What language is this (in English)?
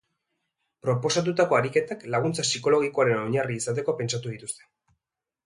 Basque